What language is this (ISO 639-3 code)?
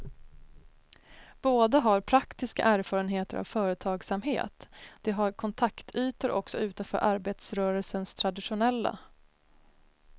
swe